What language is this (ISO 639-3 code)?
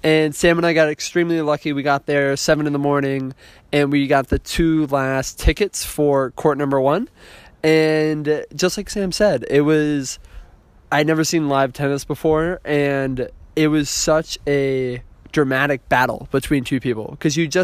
eng